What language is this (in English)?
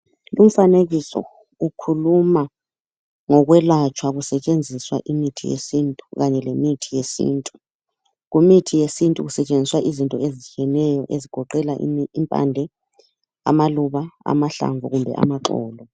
North Ndebele